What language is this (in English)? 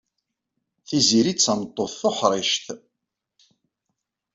Kabyle